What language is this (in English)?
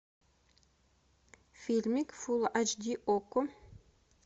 Russian